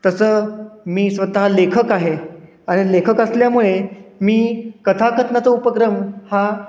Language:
Marathi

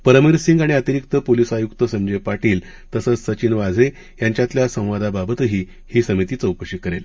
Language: Marathi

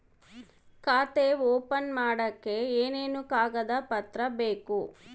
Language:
Kannada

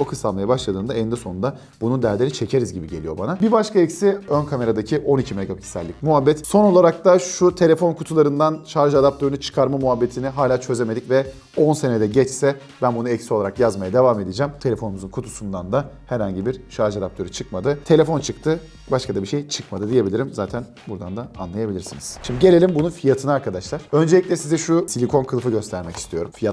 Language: Turkish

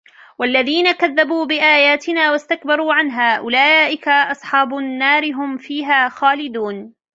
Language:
Arabic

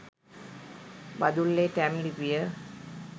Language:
Sinhala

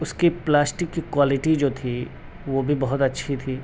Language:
Urdu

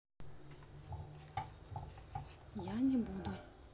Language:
Russian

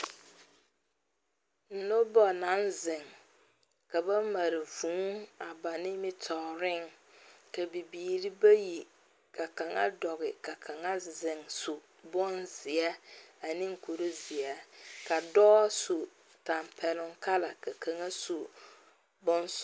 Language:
Southern Dagaare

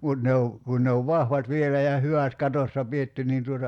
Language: Finnish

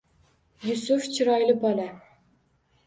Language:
Uzbek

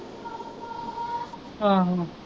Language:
Punjabi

